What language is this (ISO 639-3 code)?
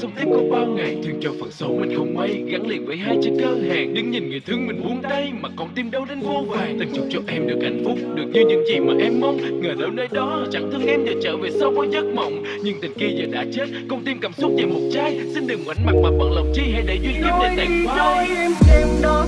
vie